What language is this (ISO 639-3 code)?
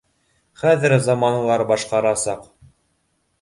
bak